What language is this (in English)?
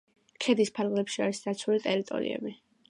Georgian